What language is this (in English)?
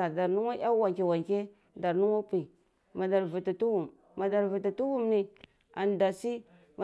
Cibak